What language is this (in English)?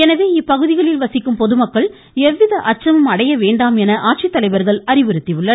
Tamil